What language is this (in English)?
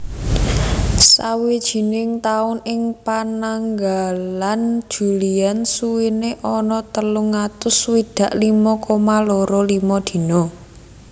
Javanese